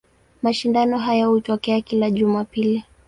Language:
Swahili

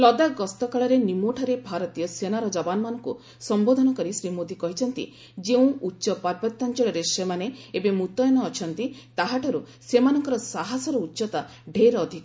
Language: Odia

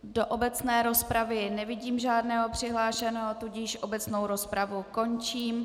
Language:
Czech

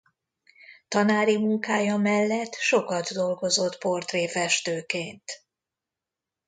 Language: Hungarian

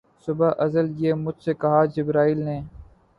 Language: Urdu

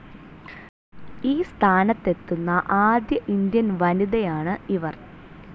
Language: Malayalam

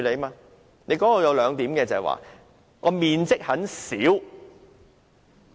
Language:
Cantonese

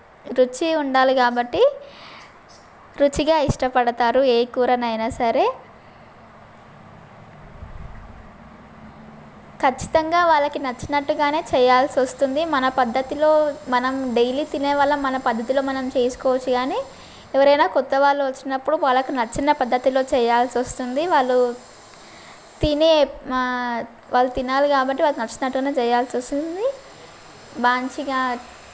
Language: Telugu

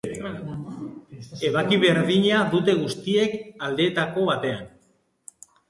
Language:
Basque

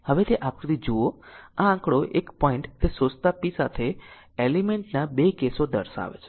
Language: Gujarati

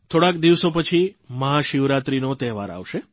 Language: Gujarati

